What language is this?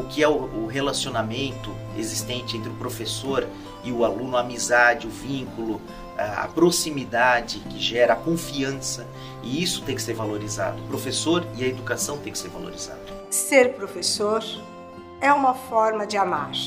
Portuguese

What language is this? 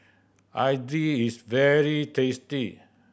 English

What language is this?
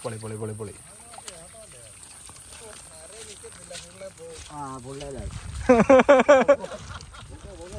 Malayalam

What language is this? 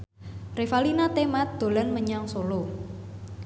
Javanese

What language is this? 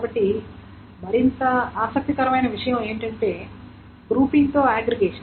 Telugu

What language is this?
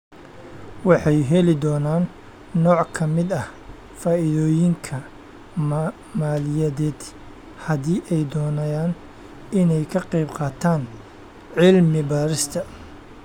Somali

